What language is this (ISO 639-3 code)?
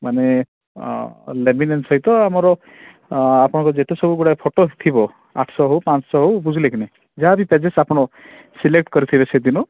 ori